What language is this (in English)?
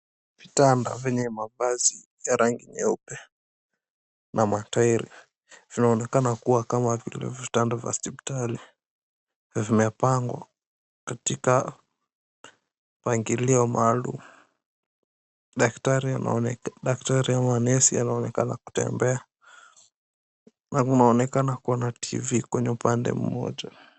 Swahili